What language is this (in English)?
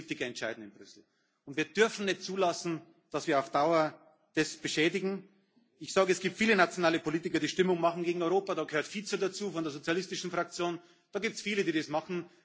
German